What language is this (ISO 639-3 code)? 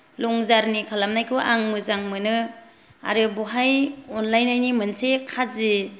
brx